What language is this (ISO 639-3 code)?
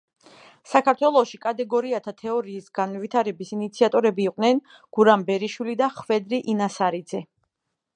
kat